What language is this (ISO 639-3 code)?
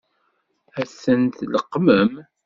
kab